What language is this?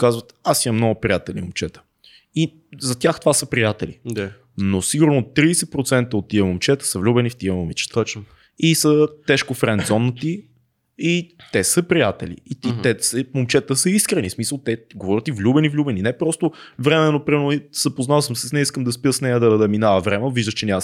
Bulgarian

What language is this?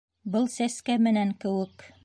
Bashkir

